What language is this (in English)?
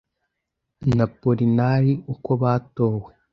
Kinyarwanda